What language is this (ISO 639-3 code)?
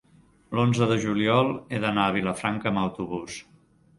cat